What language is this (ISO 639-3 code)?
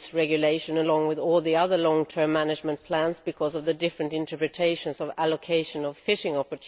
eng